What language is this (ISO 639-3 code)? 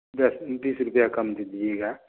hin